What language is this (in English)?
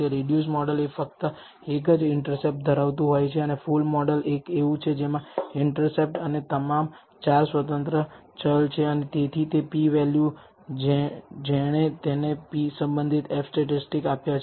Gujarati